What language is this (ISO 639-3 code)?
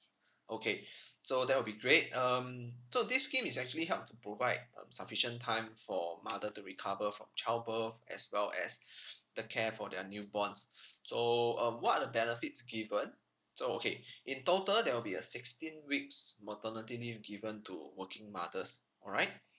eng